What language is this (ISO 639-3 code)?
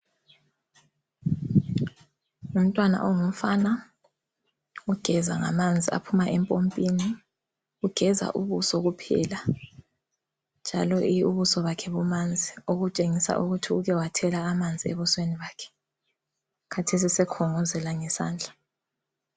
nde